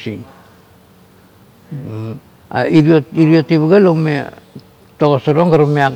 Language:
Kuot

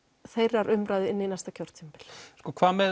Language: Icelandic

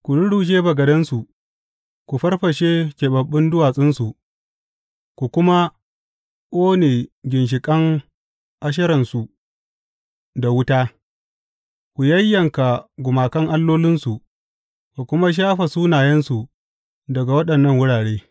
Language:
Hausa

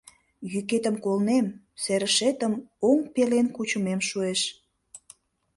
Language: Mari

